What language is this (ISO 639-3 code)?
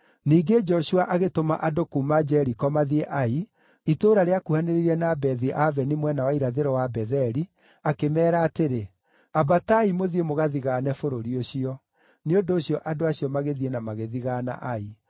kik